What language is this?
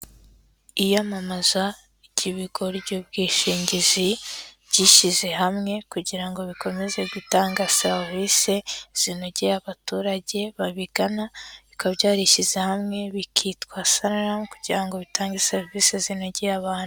Kinyarwanda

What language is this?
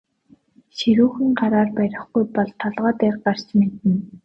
Mongolian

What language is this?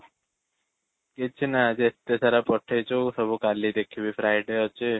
Odia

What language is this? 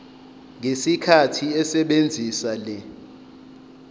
Zulu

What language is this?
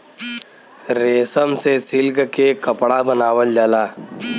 Bhojpuri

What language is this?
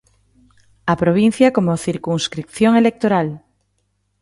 Galician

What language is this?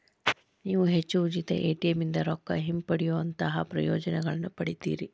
Kannada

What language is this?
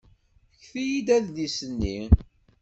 Kabyle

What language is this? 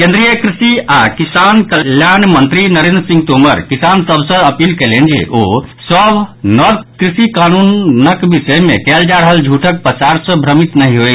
Maithili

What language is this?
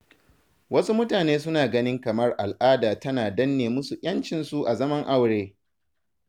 Hausa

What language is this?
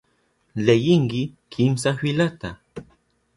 Southern Pastaza Quechua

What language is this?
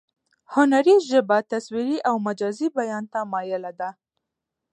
Pashto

